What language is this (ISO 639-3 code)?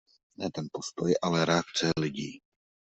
ces